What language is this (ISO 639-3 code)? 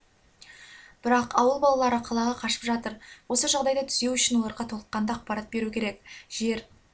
kaz